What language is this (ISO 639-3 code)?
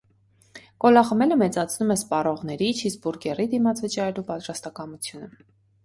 hye